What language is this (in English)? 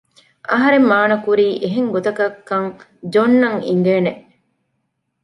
Divehi